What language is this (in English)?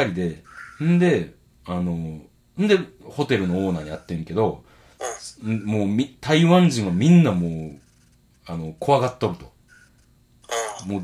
Japanese